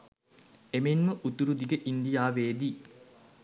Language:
Sinhala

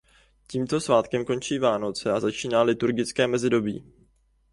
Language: Czech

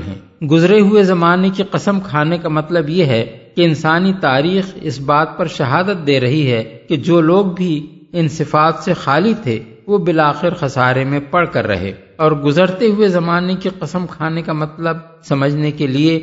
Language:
Urdu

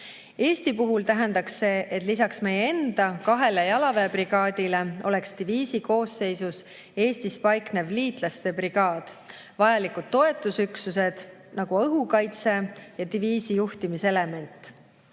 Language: Estonian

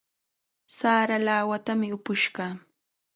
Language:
Cajatambo North Lima Quechua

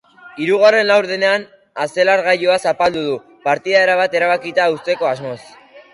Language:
Basque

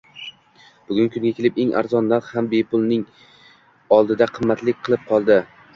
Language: Uzbek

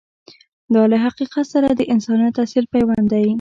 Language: Pashto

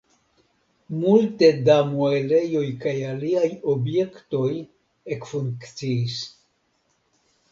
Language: Esperanto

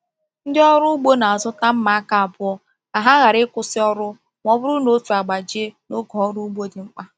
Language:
Igbo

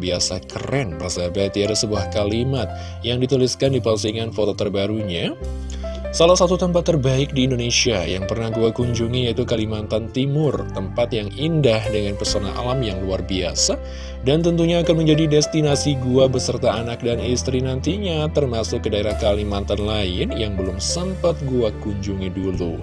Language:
Indonesian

